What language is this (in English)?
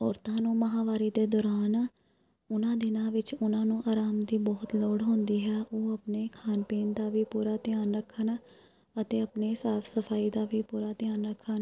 Punjabi